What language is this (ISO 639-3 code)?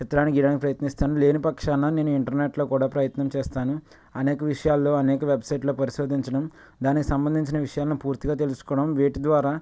tel